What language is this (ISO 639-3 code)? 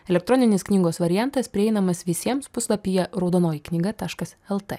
lit